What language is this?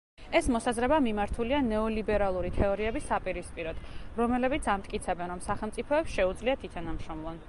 Georgian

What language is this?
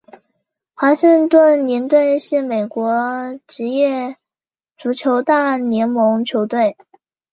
Chinese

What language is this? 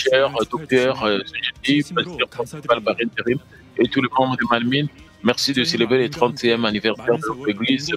French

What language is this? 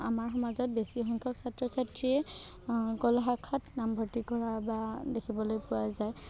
Assamese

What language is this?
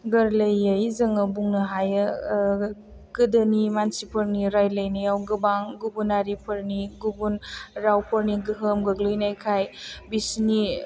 Bodo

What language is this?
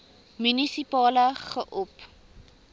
Afrikaans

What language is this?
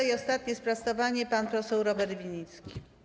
Polish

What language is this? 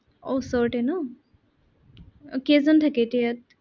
Assamese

